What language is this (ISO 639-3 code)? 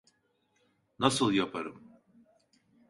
tur